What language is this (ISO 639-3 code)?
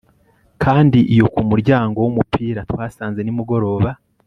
kin